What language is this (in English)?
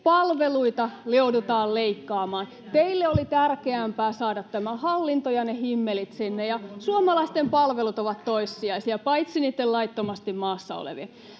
Finnish